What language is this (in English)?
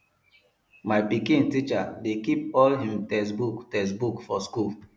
Nigerian Pidgin